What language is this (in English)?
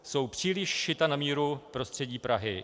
Czech